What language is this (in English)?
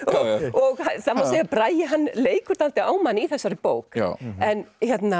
Icelandic